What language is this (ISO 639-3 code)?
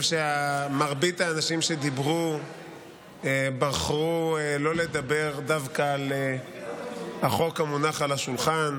heb